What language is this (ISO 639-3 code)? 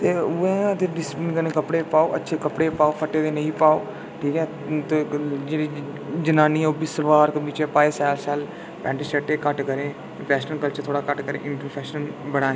doi